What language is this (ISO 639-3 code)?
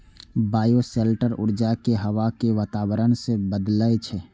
mai